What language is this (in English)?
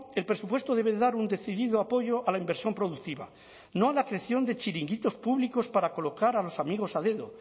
Spanish